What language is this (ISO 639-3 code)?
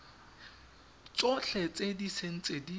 tsn